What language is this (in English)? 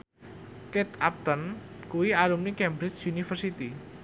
Javanese